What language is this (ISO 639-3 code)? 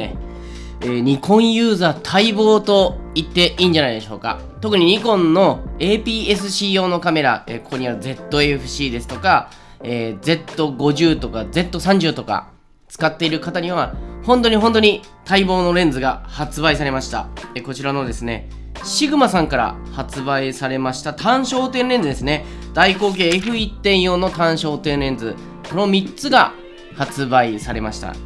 jpn